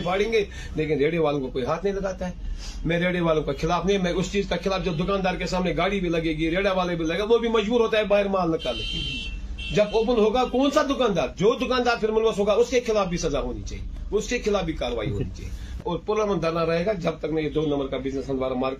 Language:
Urdu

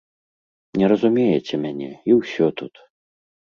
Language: Belarusian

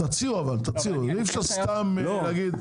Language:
Hebrew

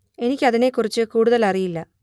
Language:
Malayalam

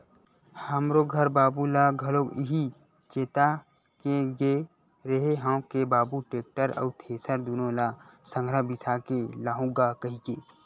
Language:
Chhattisgarhi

